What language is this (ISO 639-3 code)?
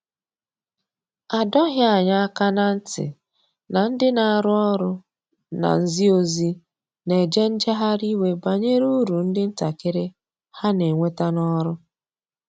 ibo